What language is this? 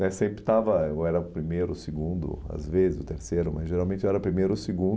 Portuguese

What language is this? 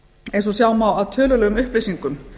Icelandic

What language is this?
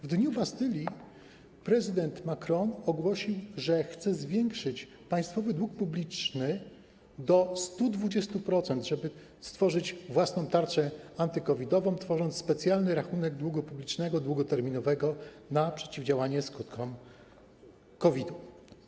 Polish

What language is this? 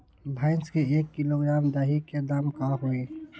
Magahi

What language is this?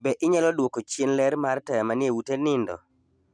Luo (Kenya and Tanzania)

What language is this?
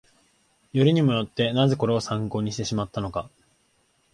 Japanese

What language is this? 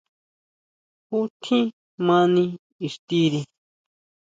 Huautla Mazatec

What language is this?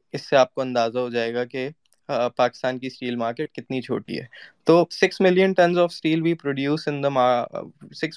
Urdu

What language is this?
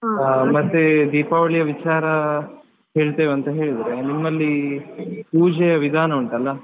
Kannada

